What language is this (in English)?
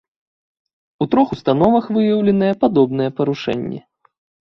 Belarusian